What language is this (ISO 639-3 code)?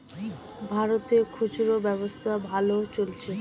ben